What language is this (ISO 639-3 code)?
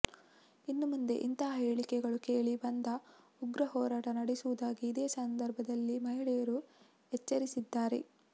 kan